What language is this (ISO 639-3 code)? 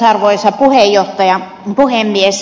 fin